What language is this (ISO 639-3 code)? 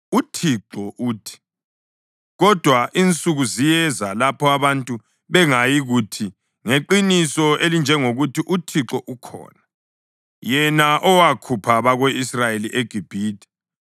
nde